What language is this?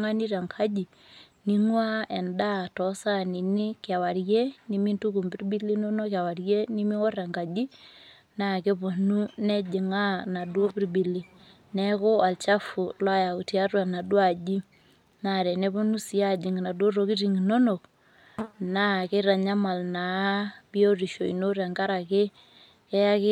Masai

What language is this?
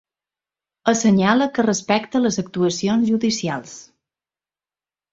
Catalan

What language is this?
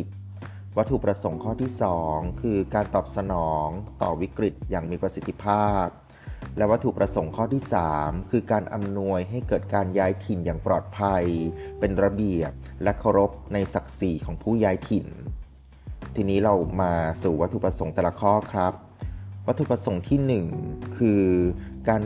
Thai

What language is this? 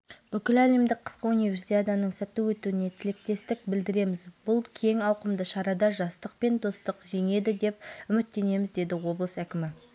Kazakh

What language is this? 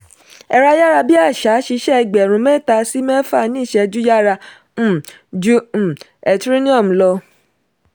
Yoruba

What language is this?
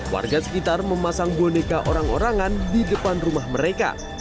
Indonesian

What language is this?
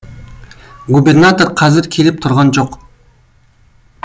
Kazakh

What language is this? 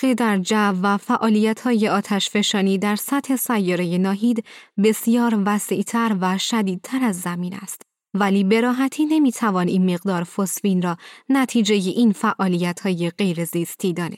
Persian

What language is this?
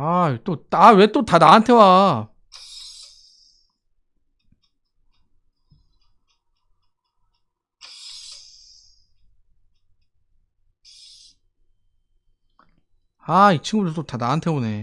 Korean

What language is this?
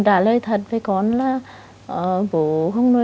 Vietnamese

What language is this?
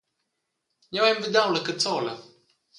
Romansh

